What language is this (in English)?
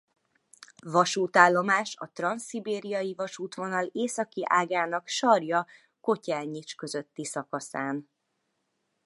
Hungarian